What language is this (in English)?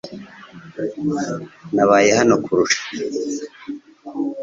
Kinyarwanda